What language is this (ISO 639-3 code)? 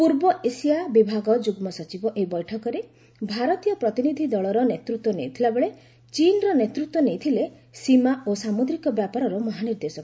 ori